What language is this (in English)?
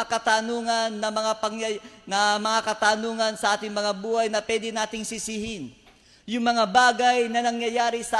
Filipino